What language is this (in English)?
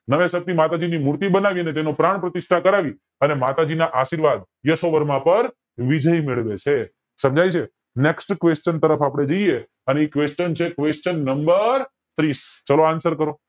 Gujarati